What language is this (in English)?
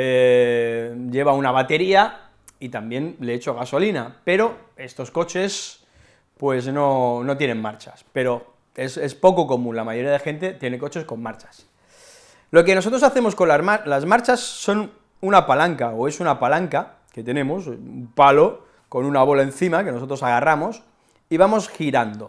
Spanish